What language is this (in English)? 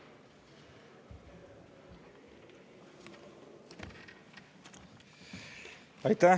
Estonian